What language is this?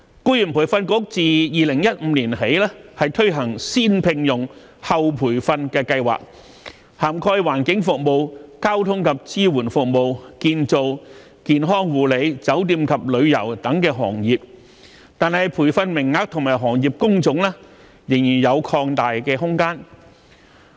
Cantonese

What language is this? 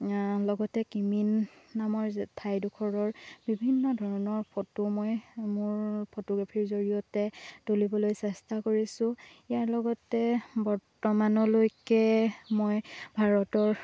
Assamese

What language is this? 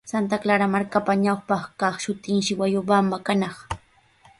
Sihuas Ancash Quechua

